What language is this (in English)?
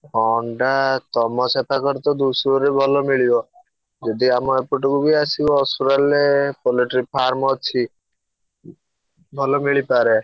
Odia